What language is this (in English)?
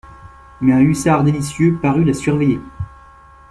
French